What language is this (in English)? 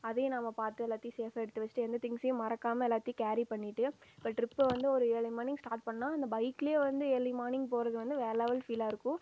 Tamil